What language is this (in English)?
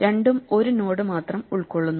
Malayalam